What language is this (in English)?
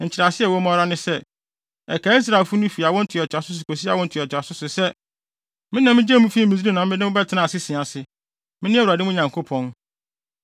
Akan